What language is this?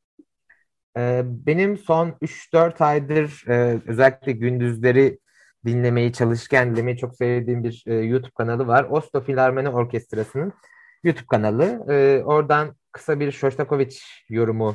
Turkish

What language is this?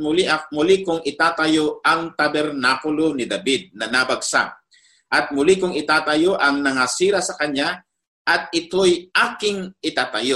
Filipino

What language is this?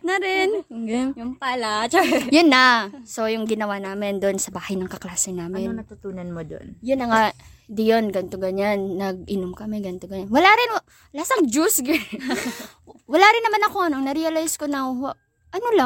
Filipino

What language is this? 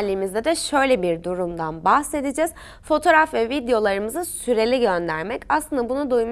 Turkish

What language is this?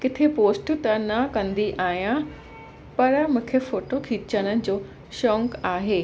Sindhi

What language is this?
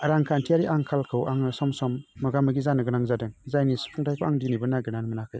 Bodo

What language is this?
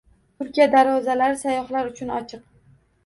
Uzbek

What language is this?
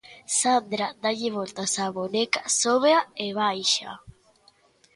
Galician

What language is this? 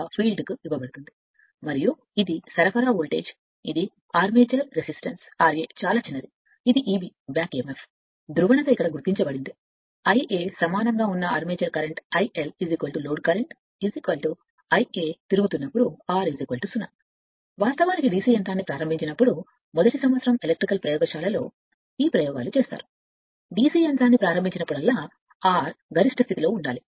Telugu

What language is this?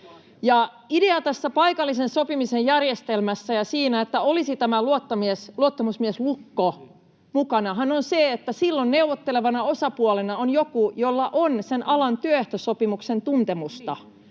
Finnish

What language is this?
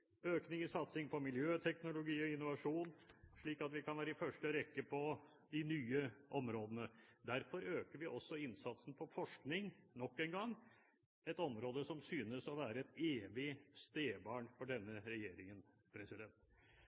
Norwegian Bokmål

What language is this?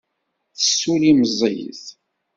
Kabyle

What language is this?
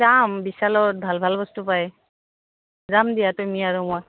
Assamese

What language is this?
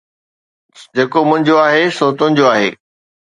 Sindhi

